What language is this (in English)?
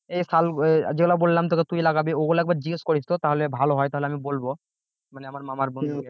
Bangla